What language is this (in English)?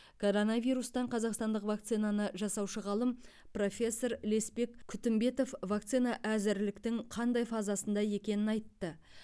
Kazakh